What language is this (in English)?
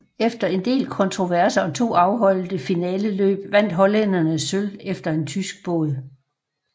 Danish